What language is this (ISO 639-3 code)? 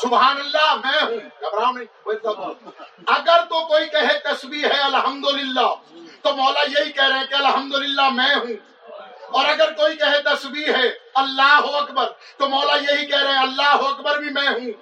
urd